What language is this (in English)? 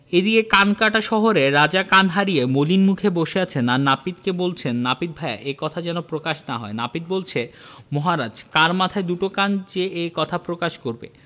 Bangla